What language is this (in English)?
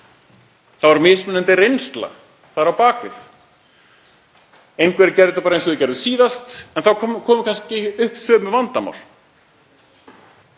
Icelandic